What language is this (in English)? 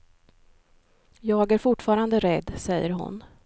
Swedish